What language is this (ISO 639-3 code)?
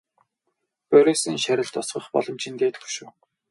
mon